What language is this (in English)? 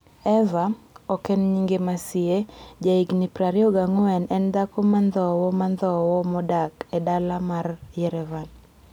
Luo (Kenya and Tanzania)